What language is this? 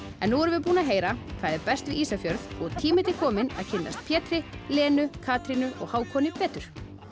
Icelandic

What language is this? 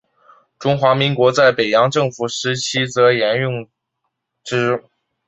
Chinese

